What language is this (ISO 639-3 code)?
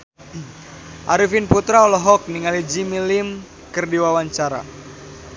sun